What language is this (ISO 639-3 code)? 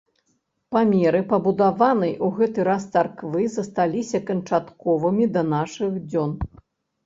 bel